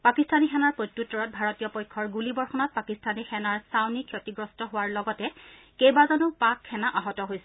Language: Assamese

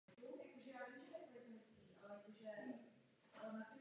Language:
Czech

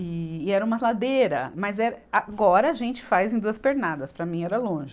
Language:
Portuguese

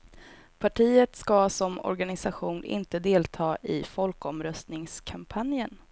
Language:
Swedish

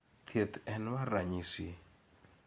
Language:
Luo (Kenya and Tanzania)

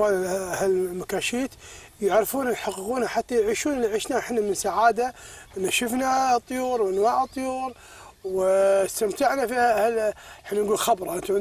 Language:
Arabic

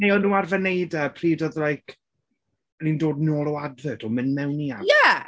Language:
Welsh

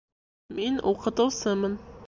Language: Bashkir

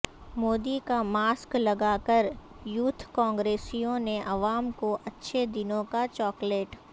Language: Urdu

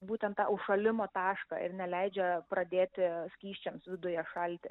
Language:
Lithuanian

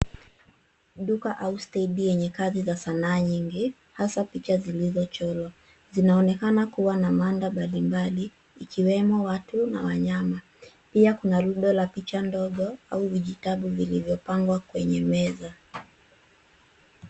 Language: Swahili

